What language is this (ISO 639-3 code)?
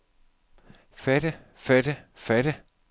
dan